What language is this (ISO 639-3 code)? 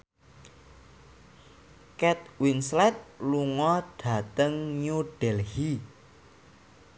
jav